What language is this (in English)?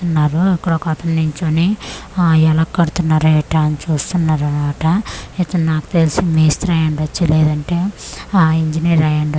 Telugu